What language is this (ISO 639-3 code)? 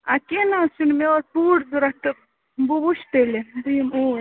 kas